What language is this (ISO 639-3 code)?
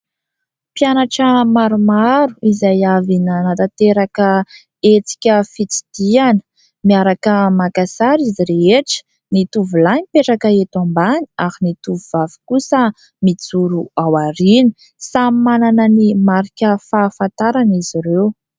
mlg